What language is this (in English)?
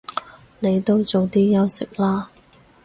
Cantonese